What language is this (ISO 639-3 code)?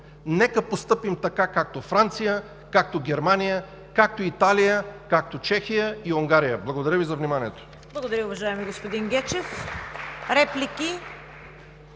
bul